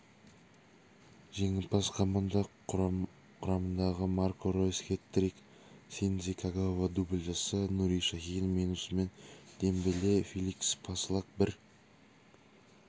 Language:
Kazakh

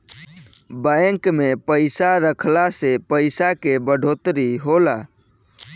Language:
Bhojpuri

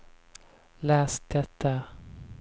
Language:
Swedish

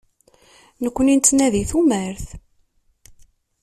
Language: Kabyle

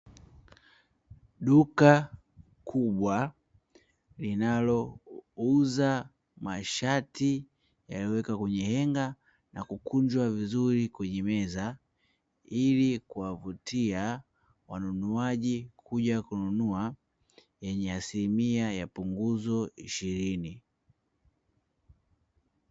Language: Swahili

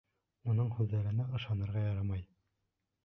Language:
Bashkir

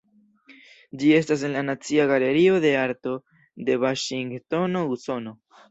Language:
Esperanto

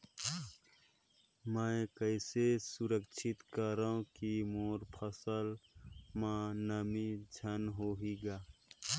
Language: Chhattisgarhi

